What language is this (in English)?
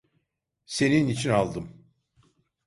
Turkish